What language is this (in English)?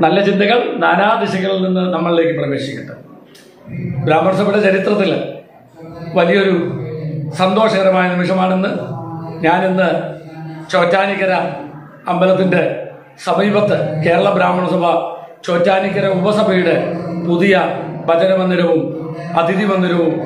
Arabic